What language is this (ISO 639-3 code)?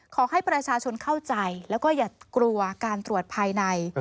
tha